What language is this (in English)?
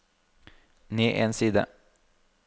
Norwegian